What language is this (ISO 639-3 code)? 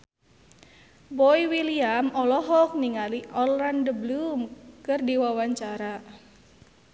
sun